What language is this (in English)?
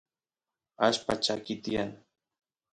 Santiago del Estero Quichua